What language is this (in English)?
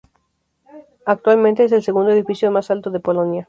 Spanish